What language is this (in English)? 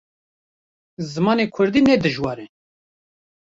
Kurdish